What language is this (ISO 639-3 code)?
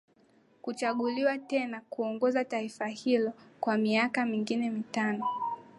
swa